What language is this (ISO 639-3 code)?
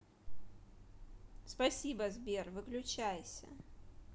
rus